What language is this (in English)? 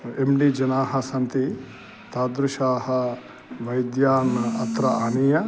Sanskrit